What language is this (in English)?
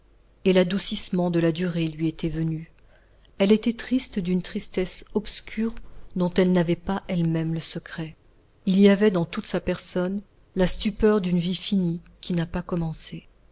French